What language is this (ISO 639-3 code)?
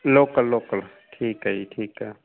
pan